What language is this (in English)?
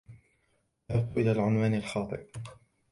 Arabic